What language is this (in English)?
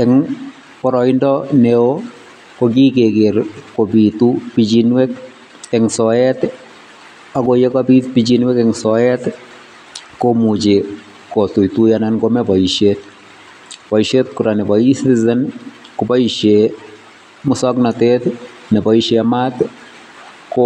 Kalenjin